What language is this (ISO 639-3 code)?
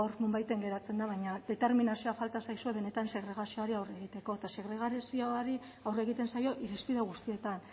eus